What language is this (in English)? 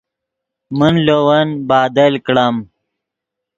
Yidgha